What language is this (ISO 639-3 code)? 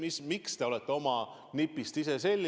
est